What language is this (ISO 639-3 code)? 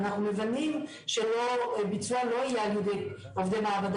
heb